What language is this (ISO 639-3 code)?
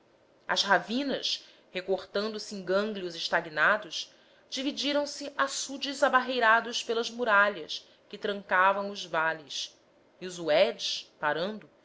por